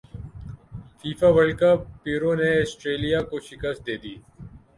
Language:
Urdu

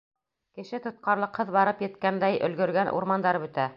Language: Bashkir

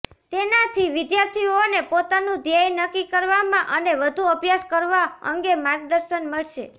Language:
Gujarati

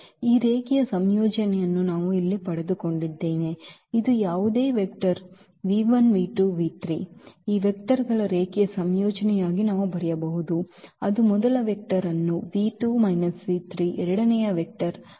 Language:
Kannada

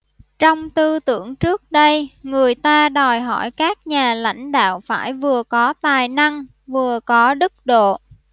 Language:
Vietnamese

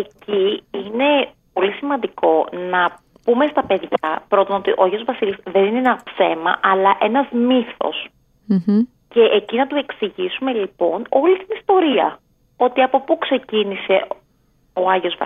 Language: Greek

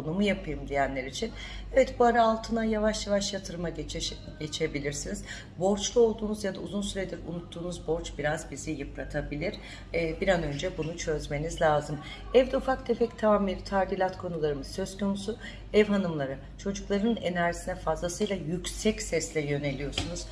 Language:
Turkish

